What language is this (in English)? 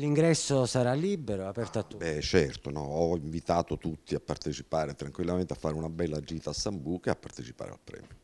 Italian